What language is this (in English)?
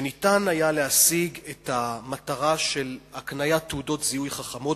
Hebrew